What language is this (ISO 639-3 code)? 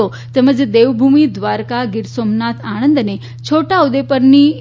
guj